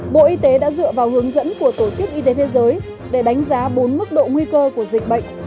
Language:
Vietnamese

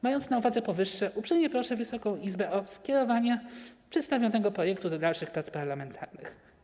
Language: Polish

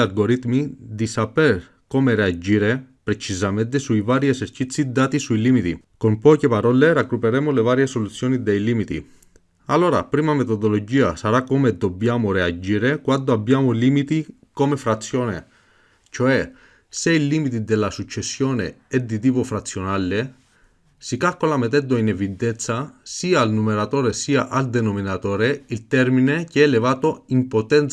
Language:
Italian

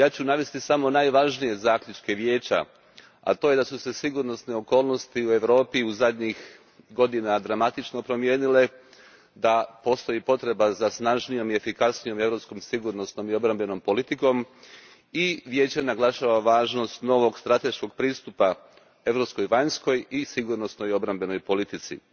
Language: Croatian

